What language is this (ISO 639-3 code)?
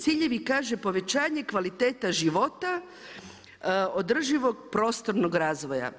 hrv